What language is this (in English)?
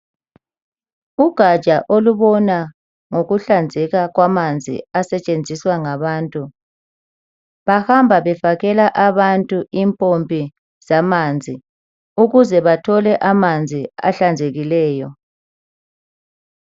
North Ndebele